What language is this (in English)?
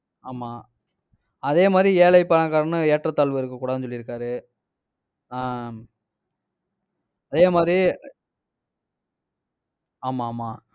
Tamil